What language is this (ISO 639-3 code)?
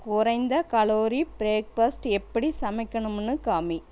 tam